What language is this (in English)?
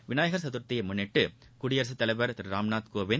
Tamil